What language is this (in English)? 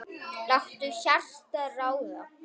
Icelandic